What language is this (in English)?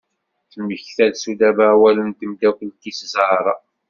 Kabyle